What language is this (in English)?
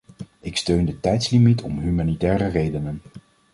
Dutch